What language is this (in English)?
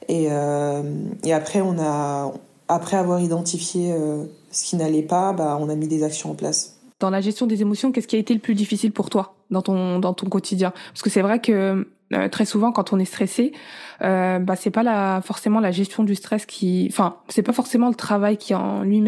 French